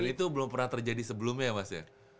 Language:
Indonesian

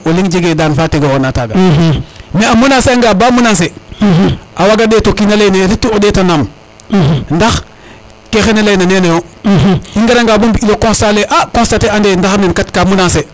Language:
Serer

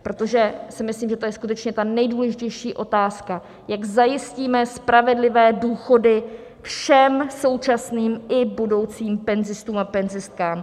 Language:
Czech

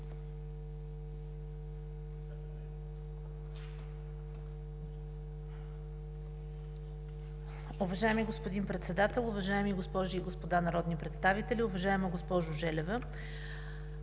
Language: Bulgarian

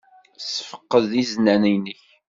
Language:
Kabyle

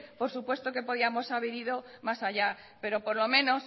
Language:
Spanish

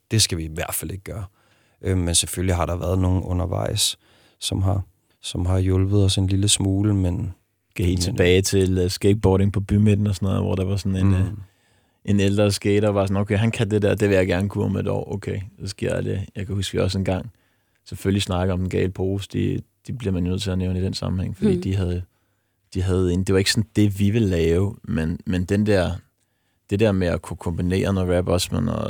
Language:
Danish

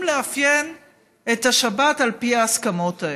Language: Hebrew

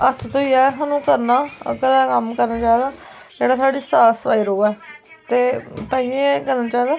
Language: Dogri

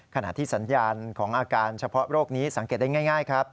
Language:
Thai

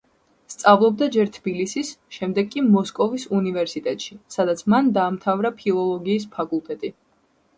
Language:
Georgian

